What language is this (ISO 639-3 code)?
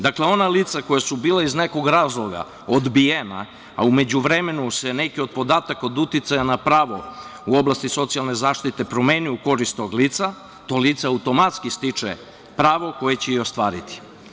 srp